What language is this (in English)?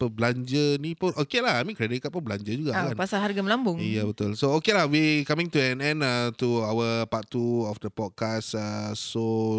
Malay